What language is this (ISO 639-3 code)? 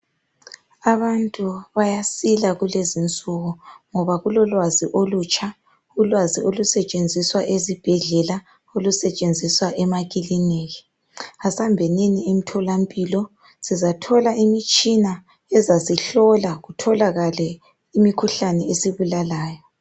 nde